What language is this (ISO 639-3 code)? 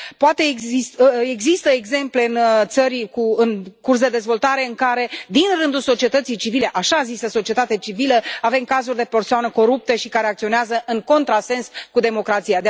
ron